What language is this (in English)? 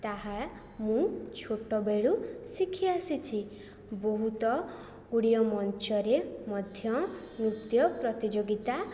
Odia